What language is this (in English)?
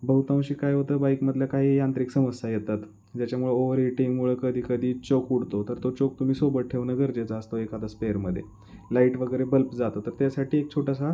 Marathi